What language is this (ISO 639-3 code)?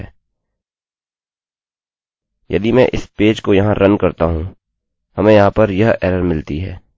hin